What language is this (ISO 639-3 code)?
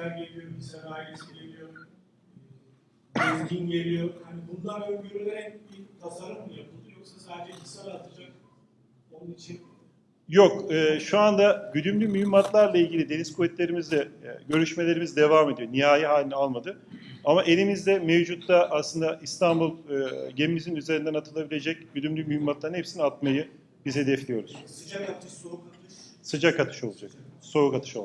tur